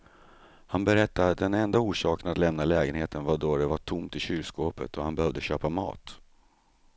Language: Swedish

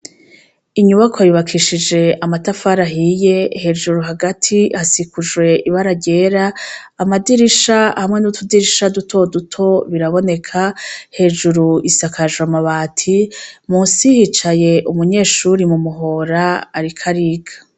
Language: Rundi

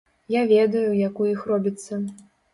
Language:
Belarusian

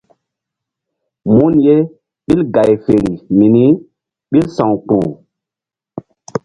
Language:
Mbum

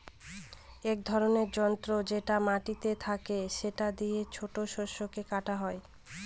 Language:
Bangla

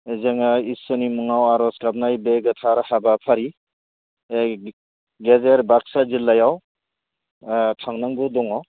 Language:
Bodo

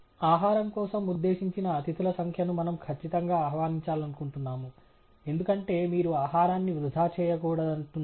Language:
Telugu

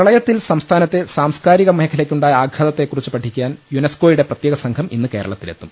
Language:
Malayalam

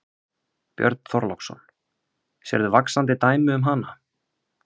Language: Icelandic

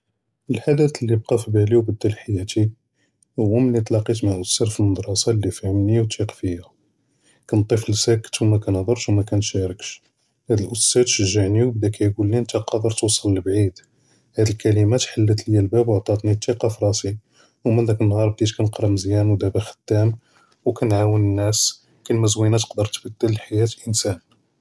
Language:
Judeo-Arabic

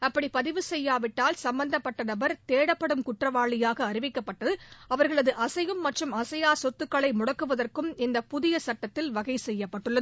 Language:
Tamil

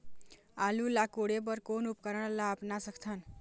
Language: Chhattisgarhi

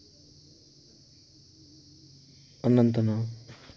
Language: Kashmiri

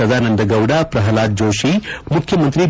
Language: Kannada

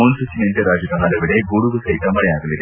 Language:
Kannada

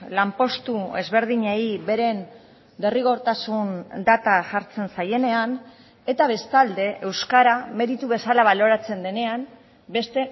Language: Basque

